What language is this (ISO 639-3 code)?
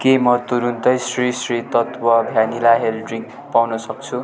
nep